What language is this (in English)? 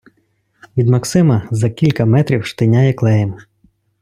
Ukrainian